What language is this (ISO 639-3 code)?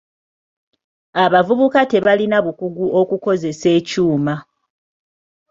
lug